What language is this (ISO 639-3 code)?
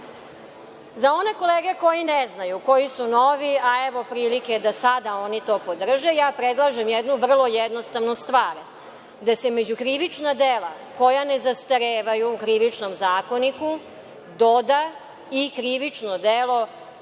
srp